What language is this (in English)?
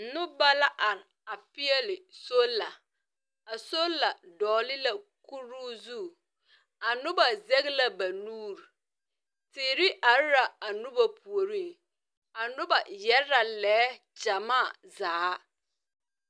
Southern Dagaare